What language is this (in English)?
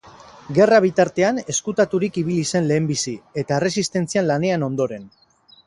Basque